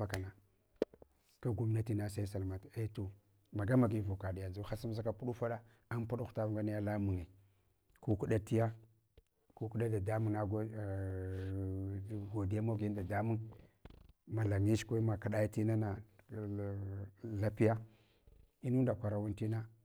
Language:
Hwana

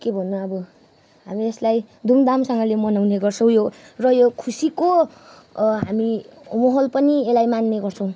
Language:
Nepali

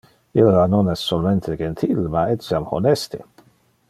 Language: Interlingua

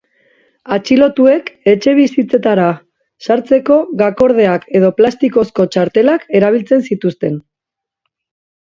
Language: Basque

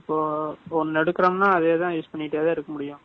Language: Tamil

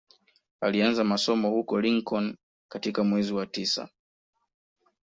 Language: Swahili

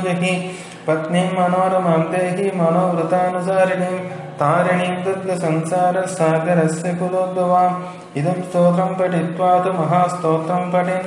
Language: Romanian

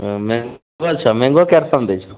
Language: Maithili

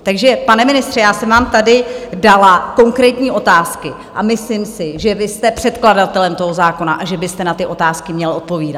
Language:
Czech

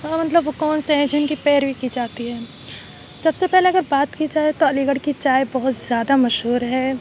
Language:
Urdu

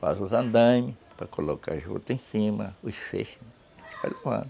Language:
Portuguese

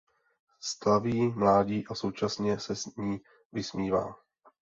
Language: Czech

